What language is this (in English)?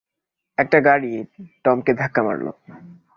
Bangla